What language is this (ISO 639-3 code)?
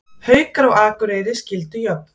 isl